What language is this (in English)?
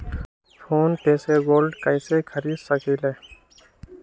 Magahi